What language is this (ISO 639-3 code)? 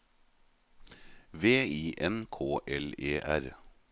nor